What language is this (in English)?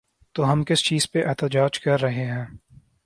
Urdu